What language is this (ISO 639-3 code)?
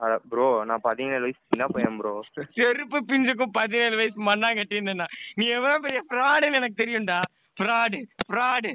tam